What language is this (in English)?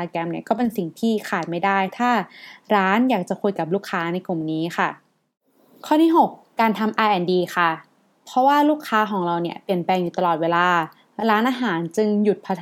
Thai